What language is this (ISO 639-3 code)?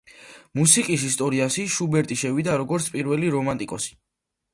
kat